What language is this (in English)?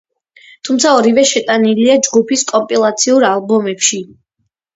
Georgian